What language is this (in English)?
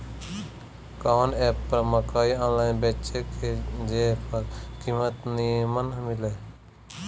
Bhojpuri